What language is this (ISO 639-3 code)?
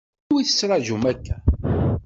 kab